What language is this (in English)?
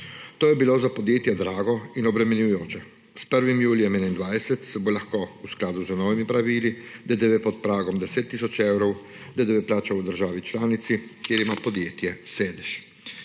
Slovenian